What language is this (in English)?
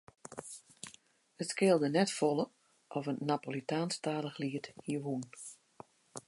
Western Frisian